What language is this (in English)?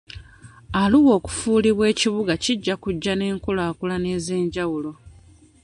Ganda